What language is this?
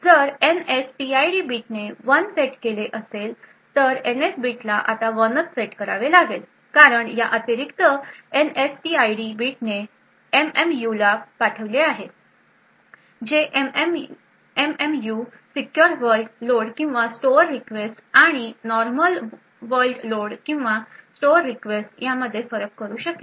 Marathi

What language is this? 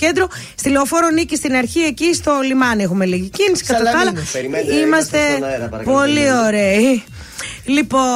Greek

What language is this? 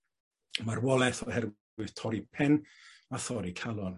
Welsh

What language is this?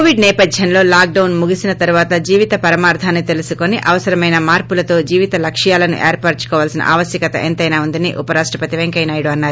Telugu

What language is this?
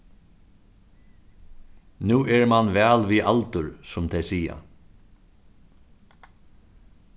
Faroese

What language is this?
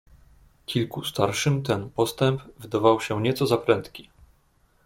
Polish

